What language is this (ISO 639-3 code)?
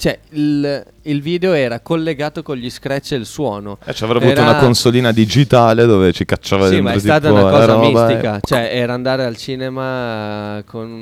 ita